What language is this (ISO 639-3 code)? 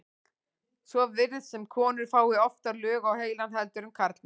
isl